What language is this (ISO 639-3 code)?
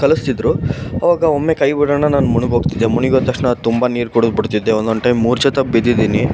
kan